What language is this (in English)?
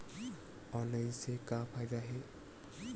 Chhattisgarhi